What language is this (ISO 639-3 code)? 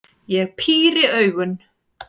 isl